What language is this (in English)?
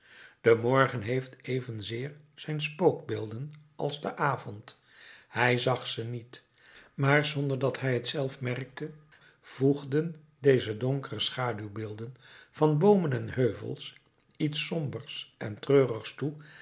Dutch